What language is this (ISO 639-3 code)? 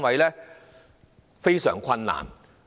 yue